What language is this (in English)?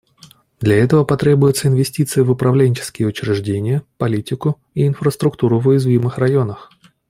Russian